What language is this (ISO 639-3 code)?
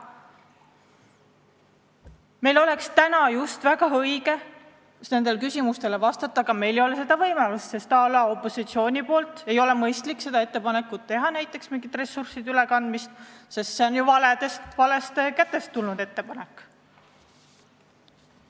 est